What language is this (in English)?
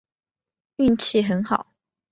Chinese